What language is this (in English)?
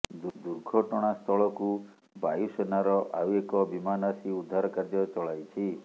Odia